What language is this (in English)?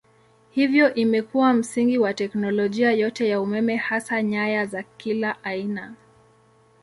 Swahili